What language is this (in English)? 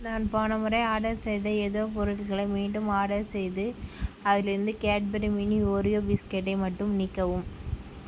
Tamil